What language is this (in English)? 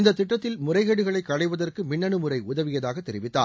Tamil